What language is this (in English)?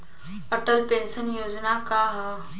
Bhojpuri